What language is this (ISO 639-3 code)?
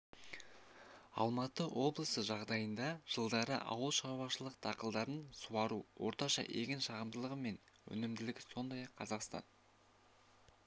kaz